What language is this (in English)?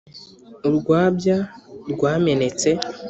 Kinyarwanda